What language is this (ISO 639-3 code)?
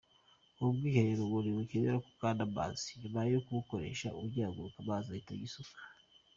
kin